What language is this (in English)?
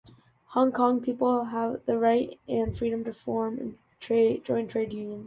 English